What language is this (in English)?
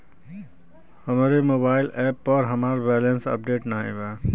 Bhojpuri